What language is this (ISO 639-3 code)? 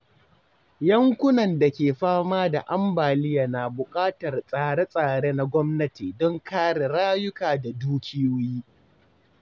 hau